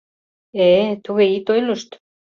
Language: Mari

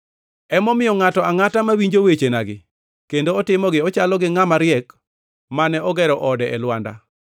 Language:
Luo (Kenya and Tanzania)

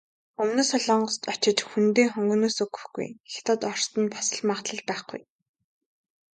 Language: Mongolian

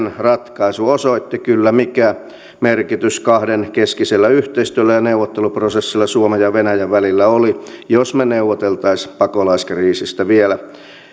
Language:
Finnish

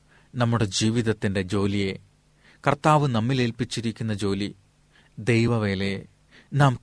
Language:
Malayalam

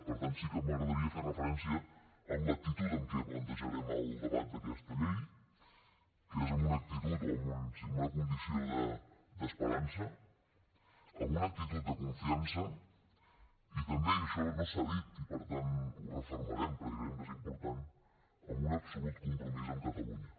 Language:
Catalan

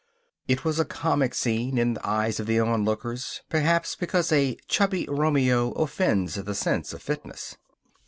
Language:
English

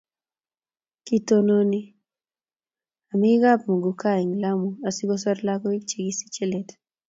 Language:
Kalenjin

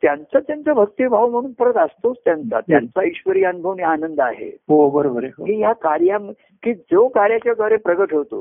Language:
Marathi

